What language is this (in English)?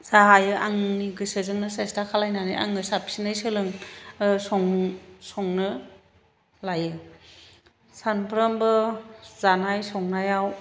Bodo